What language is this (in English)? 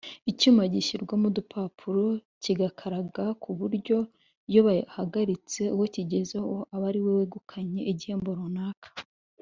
Kinyarwanda